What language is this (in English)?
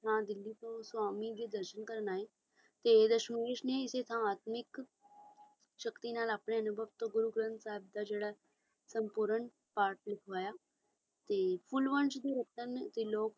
Punjabi